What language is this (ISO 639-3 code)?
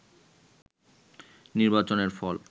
ben